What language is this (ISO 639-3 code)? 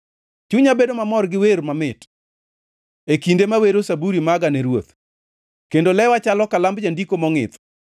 luo